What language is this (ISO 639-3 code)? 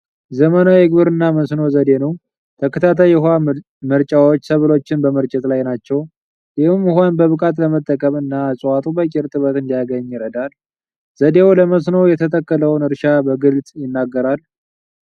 amh